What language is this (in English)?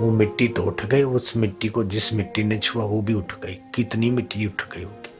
Hindi